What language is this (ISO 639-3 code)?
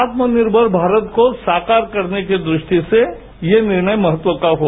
hin